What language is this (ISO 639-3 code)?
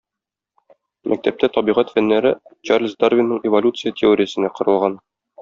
tat